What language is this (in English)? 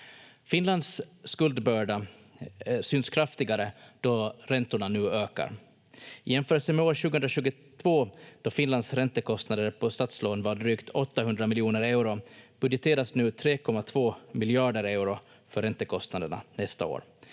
Finnish